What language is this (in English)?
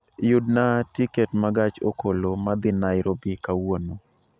Luo (Kenya and Tanzania)